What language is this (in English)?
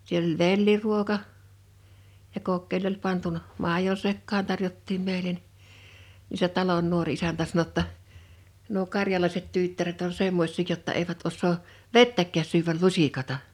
Finnish